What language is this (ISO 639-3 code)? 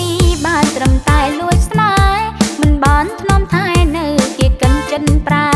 tha